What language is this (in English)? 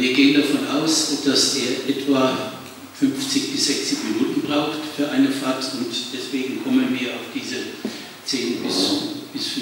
German